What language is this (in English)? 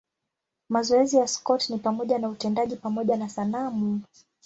Swahili